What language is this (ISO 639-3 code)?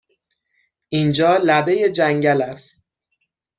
fas